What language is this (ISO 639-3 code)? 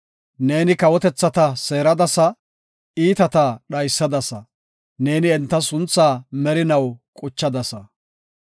gof